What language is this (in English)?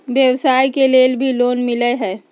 Magahi